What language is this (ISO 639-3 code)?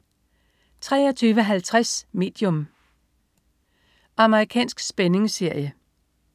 dan